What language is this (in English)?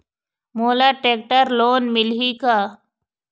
Chhattisgarhi